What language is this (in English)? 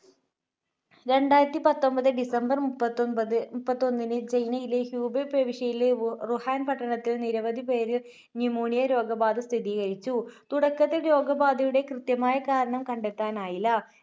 Malayalam